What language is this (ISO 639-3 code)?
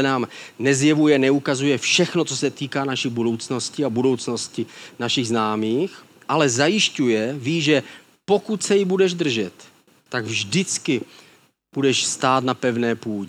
ces